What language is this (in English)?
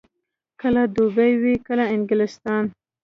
Pashto